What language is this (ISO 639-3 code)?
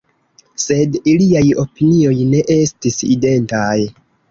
epo